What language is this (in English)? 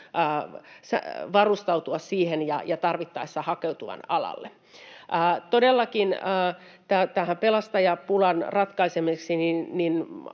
Finnish